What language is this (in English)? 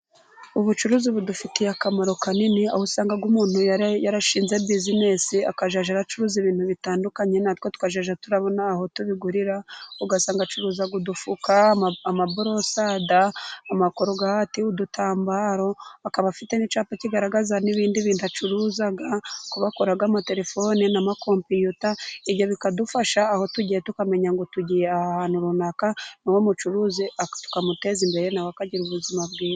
Kinyarwanda